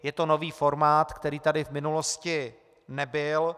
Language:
Czech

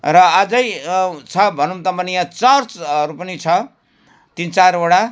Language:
Nepali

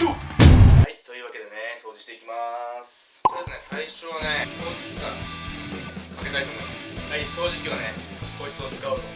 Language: Japanese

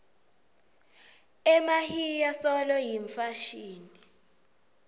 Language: Swati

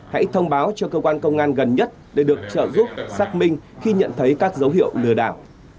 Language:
Vietnamese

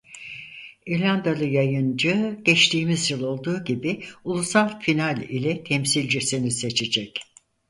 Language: Turkish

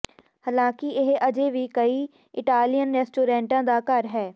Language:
Punjabi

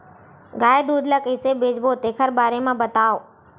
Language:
Chhattisgarhi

